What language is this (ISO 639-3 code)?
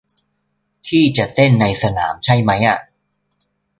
tha